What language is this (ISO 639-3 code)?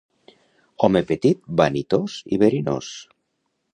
cat